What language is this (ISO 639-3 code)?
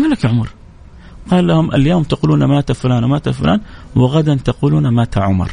ara